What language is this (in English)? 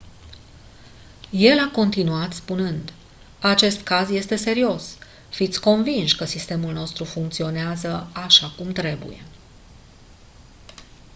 Romanian